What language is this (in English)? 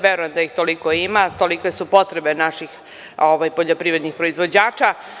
Serbian